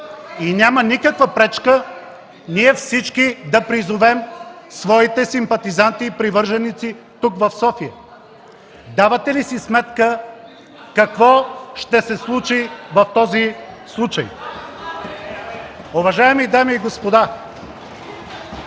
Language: Bulgarian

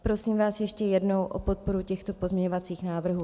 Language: Czech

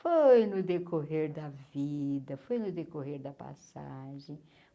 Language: Portuguese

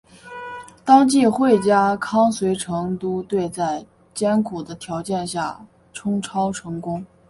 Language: Chinese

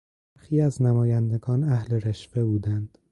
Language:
Persian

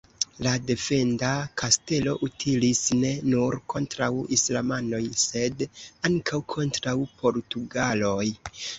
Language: Esperanto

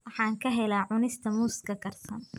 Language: Somali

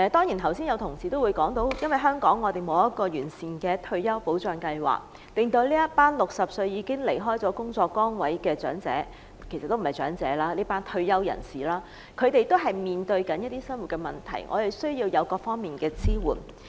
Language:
Cantonese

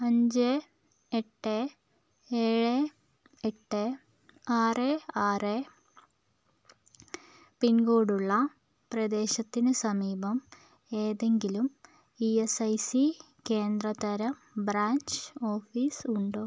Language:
Malayalam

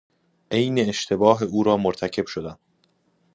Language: Persian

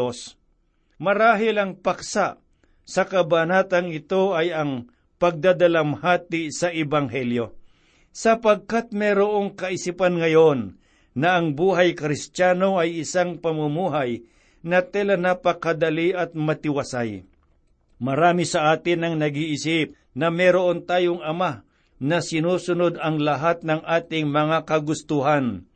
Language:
Filipino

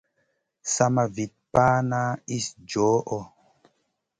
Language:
Masana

